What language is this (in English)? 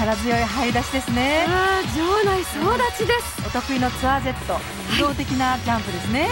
Japanese